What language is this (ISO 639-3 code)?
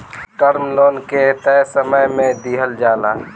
bho